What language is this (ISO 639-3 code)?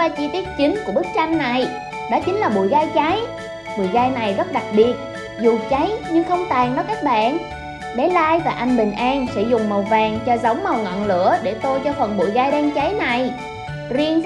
vie